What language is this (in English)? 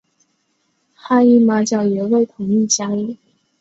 Chinese